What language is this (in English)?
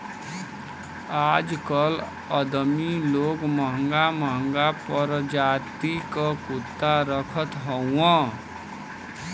Bhojpuri